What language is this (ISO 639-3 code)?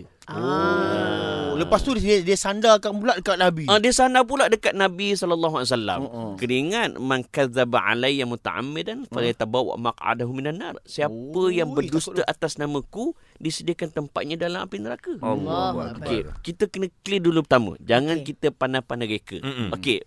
msa